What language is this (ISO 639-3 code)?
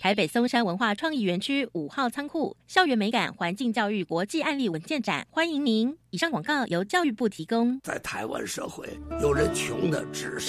zho